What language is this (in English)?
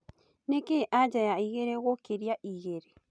Kikuyu